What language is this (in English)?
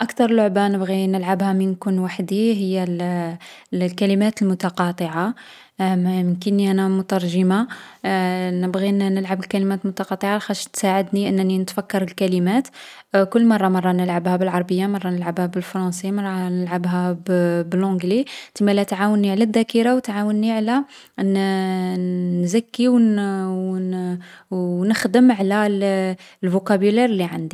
Algerian Arabic